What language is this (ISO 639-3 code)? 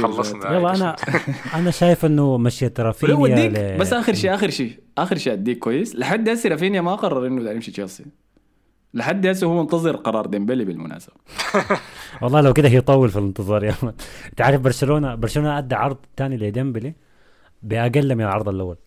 ara